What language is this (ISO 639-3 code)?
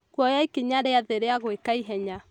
kik